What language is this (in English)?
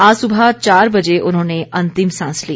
Hindi